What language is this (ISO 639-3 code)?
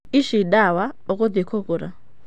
kik